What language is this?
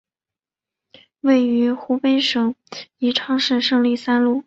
Chinese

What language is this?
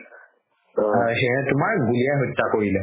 Assamese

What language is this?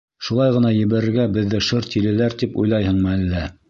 Bashkir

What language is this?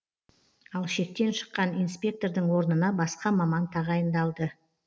Kazakh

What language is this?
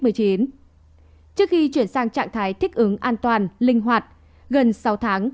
Vietnamese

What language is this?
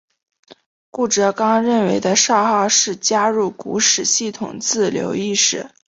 Chinese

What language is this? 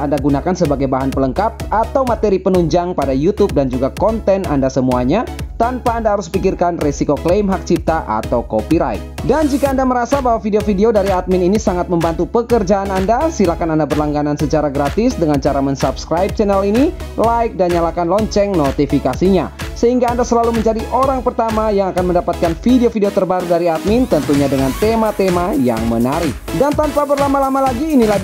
Indonesian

